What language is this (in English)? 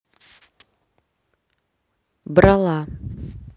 Russian